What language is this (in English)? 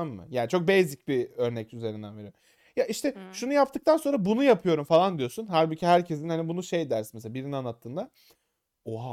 Turkish